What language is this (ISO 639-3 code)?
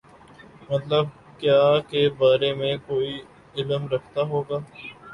urd